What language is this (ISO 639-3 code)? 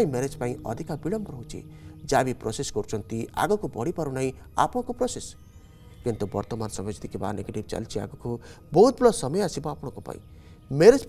hin